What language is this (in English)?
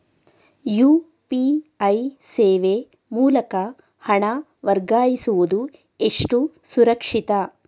Kannada